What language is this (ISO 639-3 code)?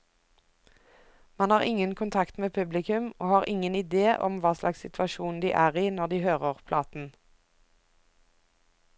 nor